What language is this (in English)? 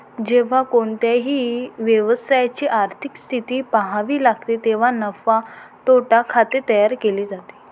Marathi